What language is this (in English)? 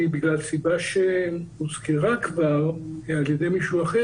Hebrew